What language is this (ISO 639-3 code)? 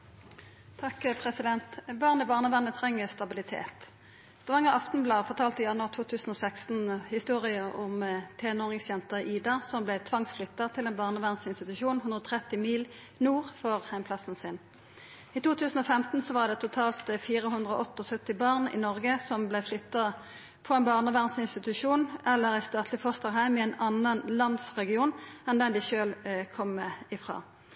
nno